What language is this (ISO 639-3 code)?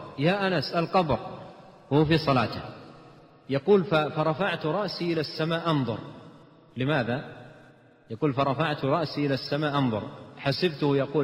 ara